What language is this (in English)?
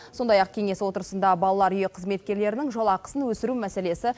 Kazakh